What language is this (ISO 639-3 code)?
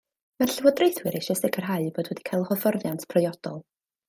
cym